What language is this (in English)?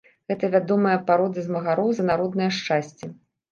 Belarusian